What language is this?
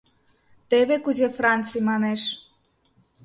Mari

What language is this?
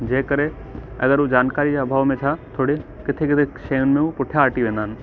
Sindhi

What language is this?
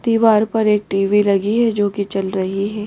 Hindi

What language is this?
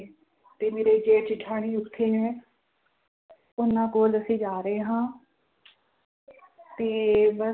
Punjabi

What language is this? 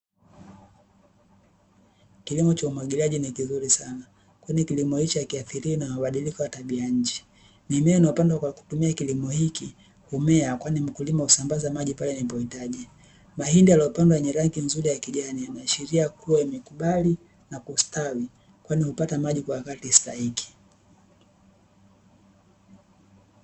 Swahili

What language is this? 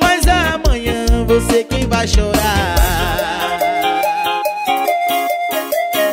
Portuguese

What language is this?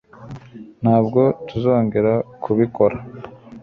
Kinyarwanda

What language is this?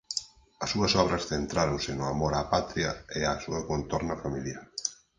Galician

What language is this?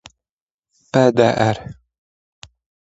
Polish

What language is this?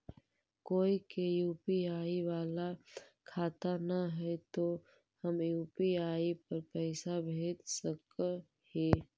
Magahi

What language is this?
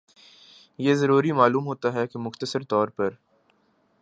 Urdu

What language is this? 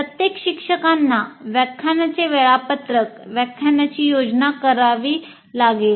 Marathi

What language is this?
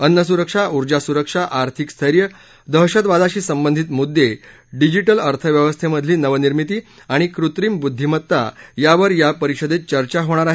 Marathi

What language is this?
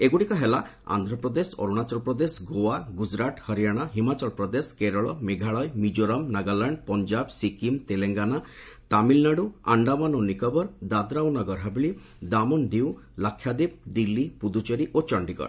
Odia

